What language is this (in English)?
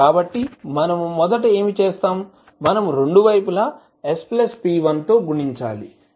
Telugu